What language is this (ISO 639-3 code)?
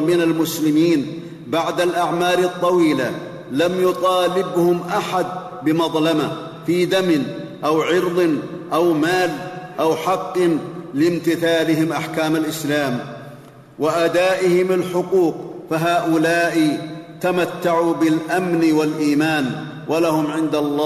ara